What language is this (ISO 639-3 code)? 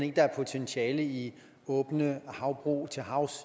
dan